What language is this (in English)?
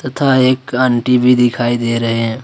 Hindi